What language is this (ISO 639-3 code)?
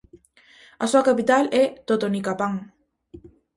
glg